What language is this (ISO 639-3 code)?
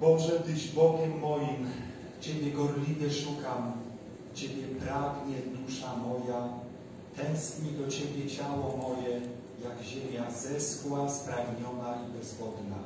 pol